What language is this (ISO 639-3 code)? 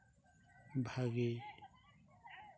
sat